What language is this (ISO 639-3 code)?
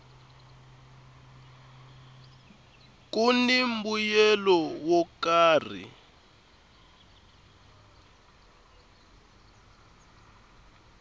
tso